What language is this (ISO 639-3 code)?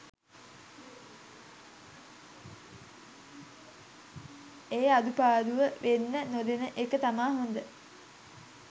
sin